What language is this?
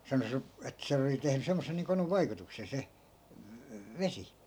Finnish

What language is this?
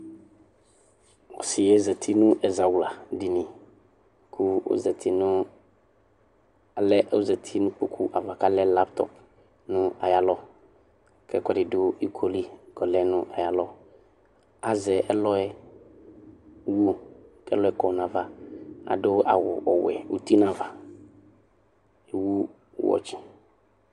Ikposo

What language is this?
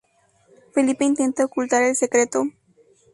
Spanish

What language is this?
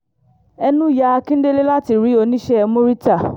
Yoruba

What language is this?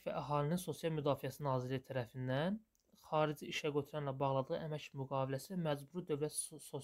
Turkish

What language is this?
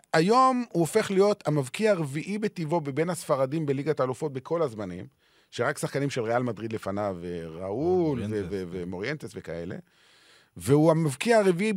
Hebrew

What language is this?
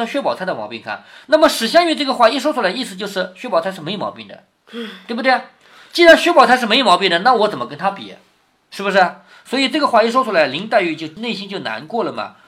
Chinese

